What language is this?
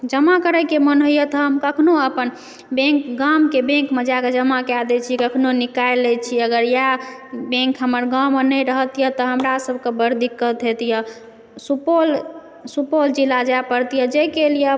Maithili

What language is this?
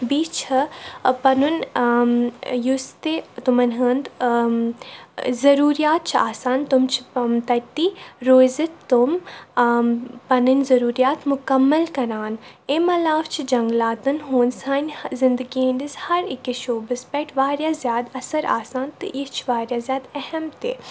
Kashmiri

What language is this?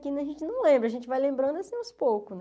Portuguese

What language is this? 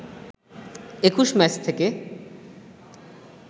Bangla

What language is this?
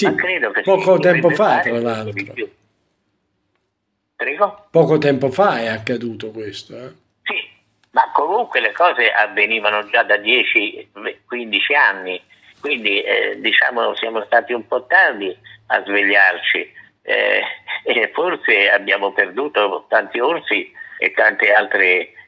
Italian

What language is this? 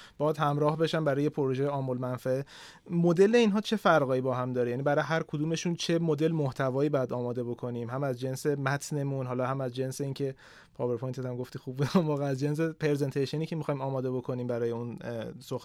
Persian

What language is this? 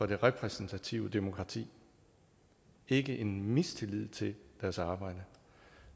Danish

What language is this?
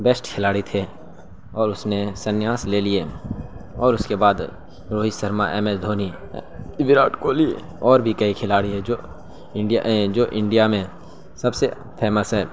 Urdu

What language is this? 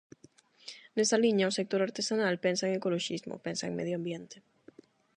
Galician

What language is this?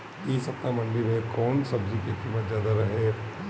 Bhojpuri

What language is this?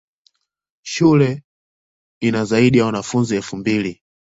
Swahili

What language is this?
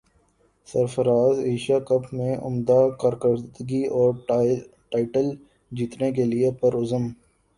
Urdu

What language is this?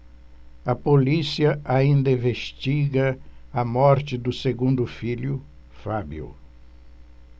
Portuguese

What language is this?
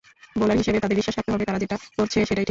Bangla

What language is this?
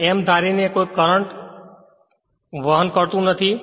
Gujarati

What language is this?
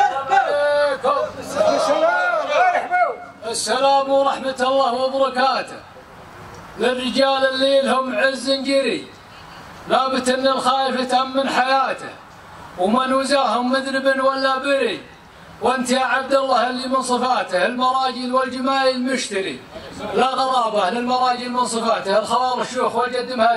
Arabic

